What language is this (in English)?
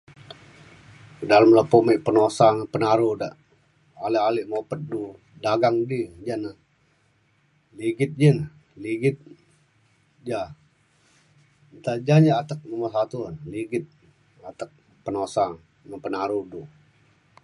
Mainstream Kenyah